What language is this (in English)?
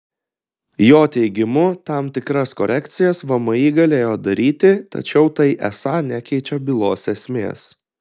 Lithuanian